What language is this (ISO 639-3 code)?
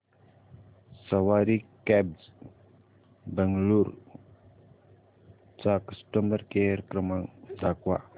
mar